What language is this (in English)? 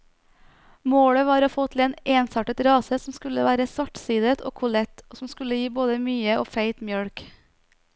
Norwegian